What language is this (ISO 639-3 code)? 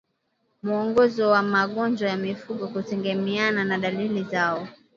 swa